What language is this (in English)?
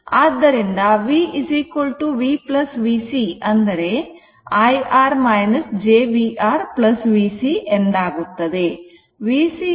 Kannada